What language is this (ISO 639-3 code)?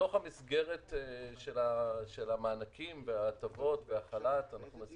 heb